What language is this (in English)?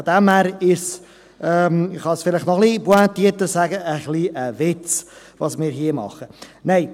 Swiss German